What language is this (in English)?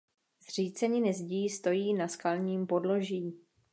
Czech